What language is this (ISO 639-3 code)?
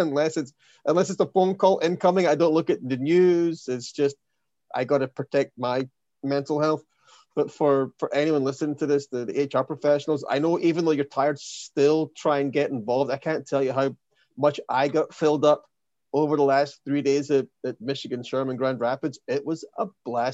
eng